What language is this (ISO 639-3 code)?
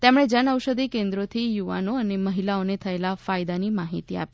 guj